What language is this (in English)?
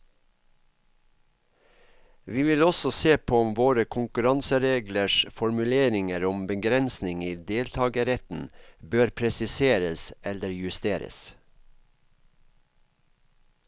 Norwegian